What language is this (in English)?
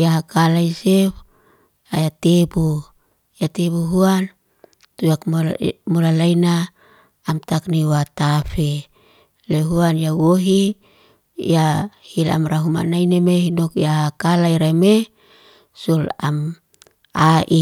Liana-Seti